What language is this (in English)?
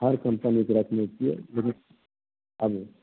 Maithili